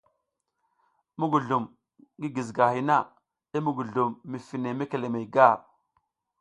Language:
South Giziga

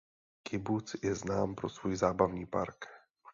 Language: Czech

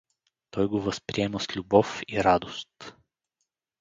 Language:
Bulgarian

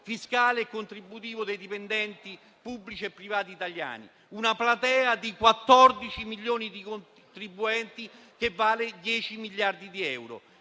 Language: Italian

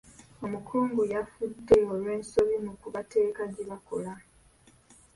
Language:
Ganda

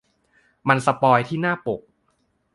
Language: Thai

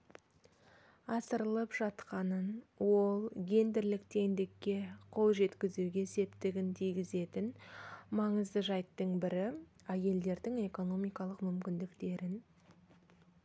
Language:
Kazakh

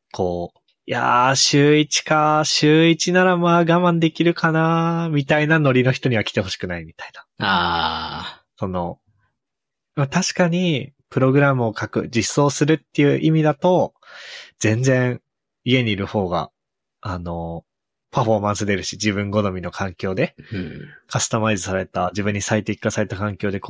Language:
Japanese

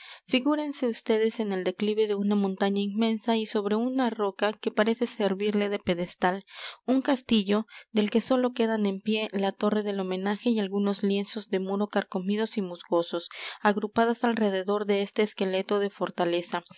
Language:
Spanish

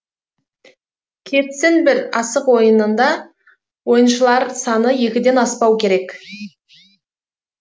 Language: Kazakh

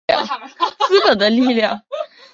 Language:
Chinese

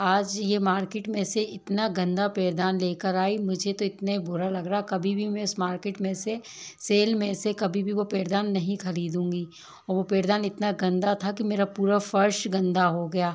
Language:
Hindi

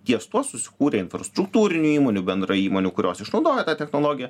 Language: Lithuanian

